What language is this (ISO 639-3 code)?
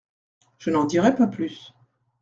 fra